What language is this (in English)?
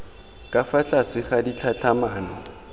Tswana